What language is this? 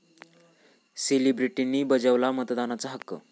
Marathi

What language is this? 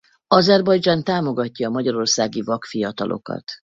Hungarian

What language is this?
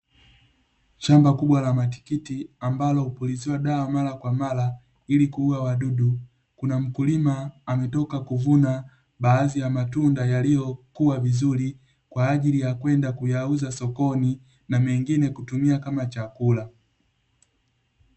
Swahili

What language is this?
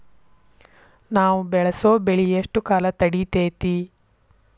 Kannada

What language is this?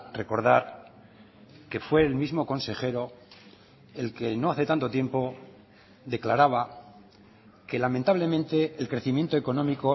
Spanish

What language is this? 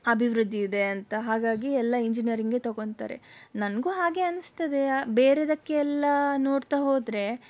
Kannada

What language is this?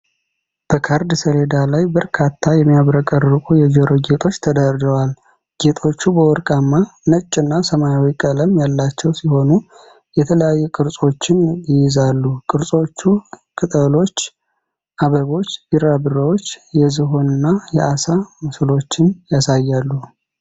Amharic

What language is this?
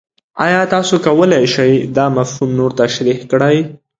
Pashto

